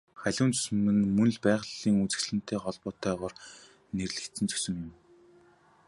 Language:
Mongolian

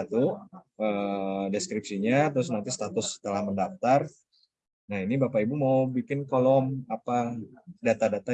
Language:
Indonesian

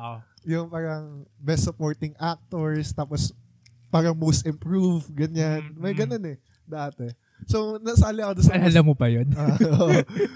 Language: Filipino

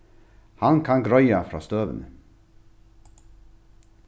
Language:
Faroese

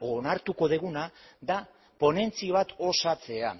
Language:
Basque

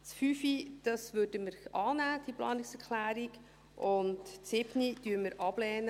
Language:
Swiss German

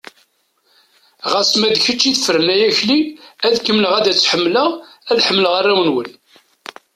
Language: Kabyle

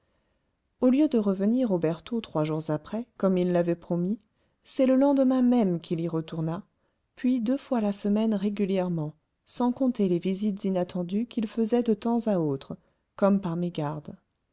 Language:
French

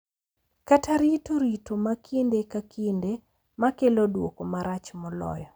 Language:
Luo (Kenya and Tanzania)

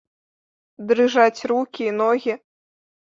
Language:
Belarusian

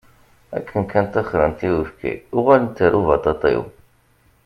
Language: Kabyle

